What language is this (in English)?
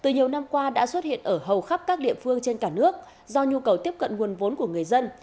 Vietnamese